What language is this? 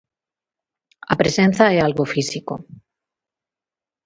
Galician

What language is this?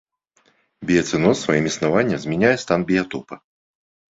Belarusian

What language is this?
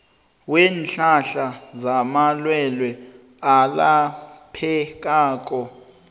South Ndebele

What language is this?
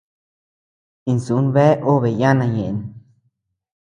Tepeuxila Cuicatec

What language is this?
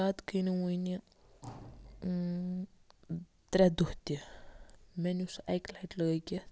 Kashmiri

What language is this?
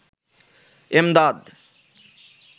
Bangla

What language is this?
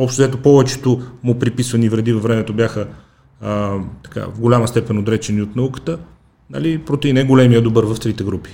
Bulgarian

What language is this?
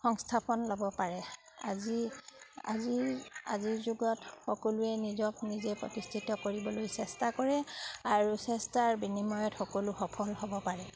Assamese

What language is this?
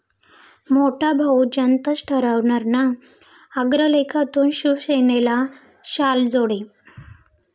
Marathi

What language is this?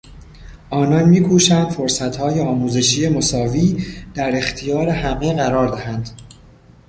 Persian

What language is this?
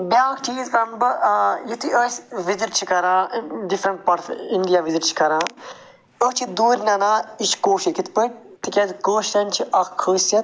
Kashmiri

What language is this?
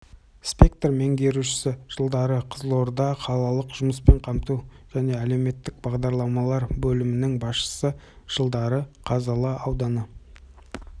Kazakh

